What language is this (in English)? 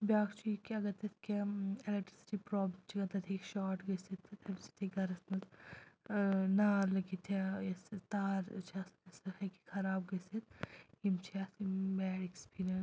Kashmiri